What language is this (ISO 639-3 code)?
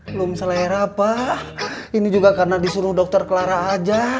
ind